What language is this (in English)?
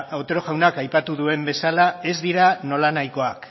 Basque